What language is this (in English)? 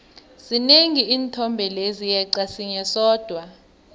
South Ndebele